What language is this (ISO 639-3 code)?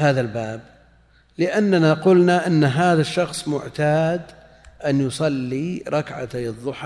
ara